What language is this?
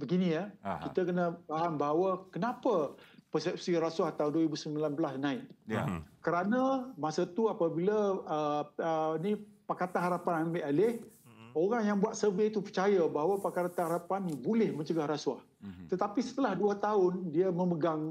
Malay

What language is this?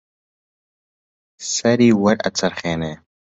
Central Kurdish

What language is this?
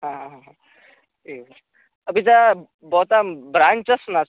Sanskrit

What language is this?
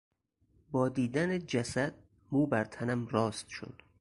Persian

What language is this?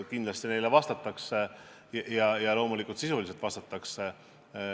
Estonian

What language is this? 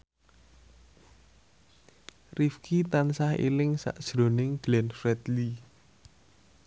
Javanese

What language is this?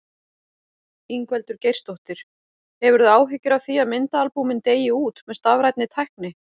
Icelandic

